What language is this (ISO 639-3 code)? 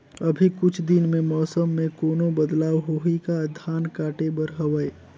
hne